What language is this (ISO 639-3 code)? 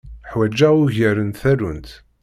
kab